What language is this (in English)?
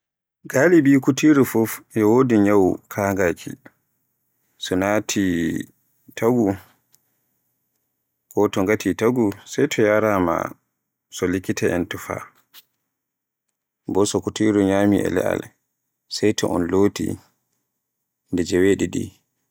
Borgu Fulfulde